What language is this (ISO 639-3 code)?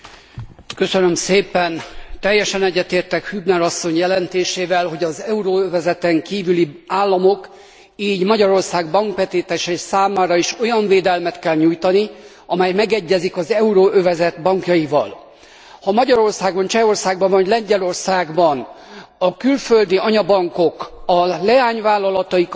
hun